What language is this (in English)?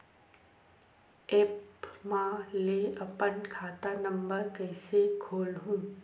Chhattisgarhi